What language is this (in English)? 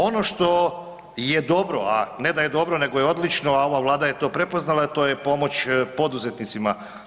Croatian